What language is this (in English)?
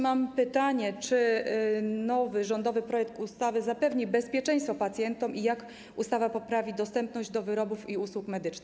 Polish